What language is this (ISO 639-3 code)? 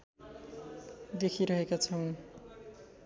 nep